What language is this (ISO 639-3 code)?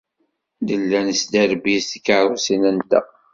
kab